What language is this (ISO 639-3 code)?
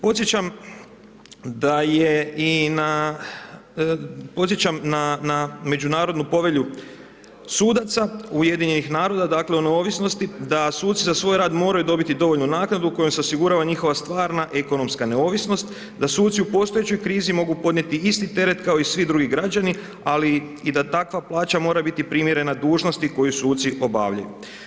hrv